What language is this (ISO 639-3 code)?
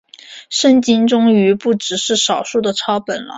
zho